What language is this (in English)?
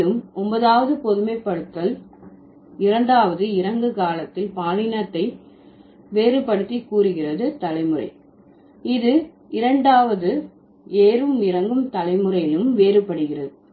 Tamil